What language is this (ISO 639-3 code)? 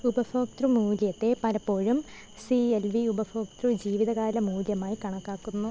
mal